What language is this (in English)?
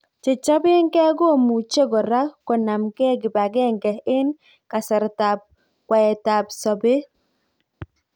Kalenjin